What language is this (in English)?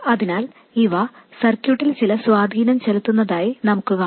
Malayalam